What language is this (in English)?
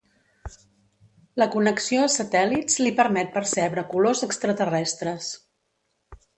Catalan